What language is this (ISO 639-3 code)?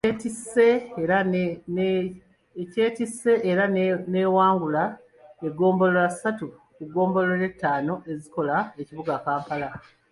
lug